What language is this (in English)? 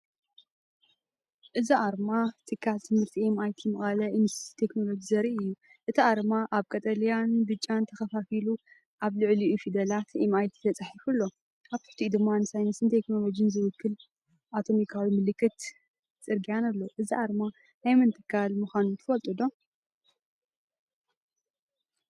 Tigrinya